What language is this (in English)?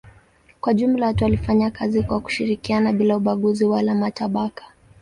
Swahili